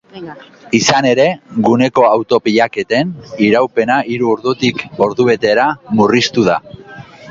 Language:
Basque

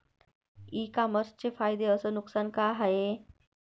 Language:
Marathi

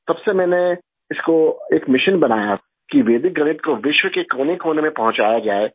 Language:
Urdu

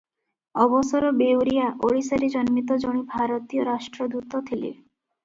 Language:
Odia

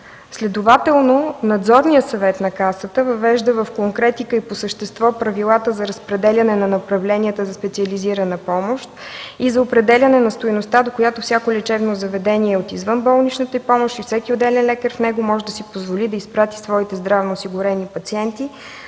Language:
Bulgarian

